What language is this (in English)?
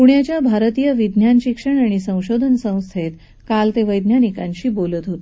Marathi